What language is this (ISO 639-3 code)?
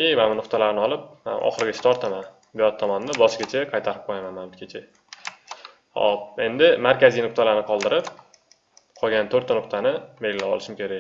tur